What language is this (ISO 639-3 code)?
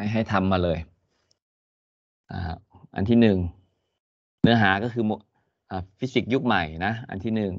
tha